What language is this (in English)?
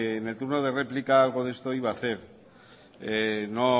Spanish